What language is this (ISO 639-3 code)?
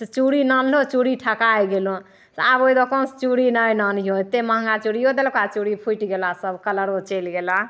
mai